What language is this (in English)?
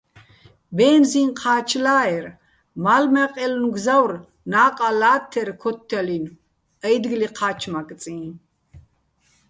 Bats